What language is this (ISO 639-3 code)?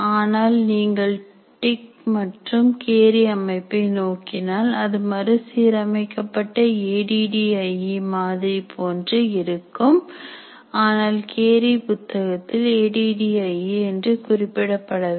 tam